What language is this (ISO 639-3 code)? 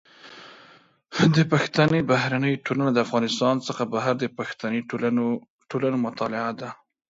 pus